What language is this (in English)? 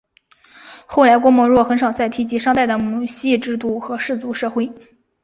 Chinese